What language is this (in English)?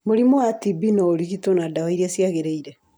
Kikuyu